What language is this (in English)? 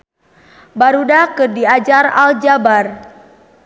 Sundanese